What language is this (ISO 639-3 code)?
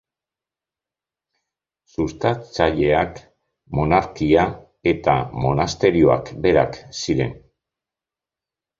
eus